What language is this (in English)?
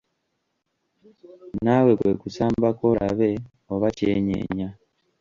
Ganda